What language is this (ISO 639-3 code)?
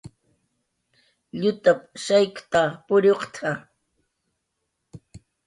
jqr